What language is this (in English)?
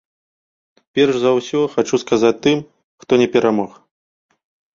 Belarusian